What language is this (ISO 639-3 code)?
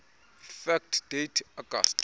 xho